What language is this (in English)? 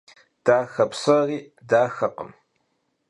Kabardian